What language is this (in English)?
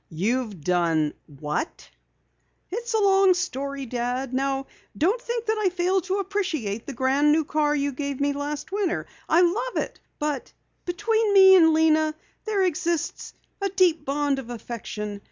English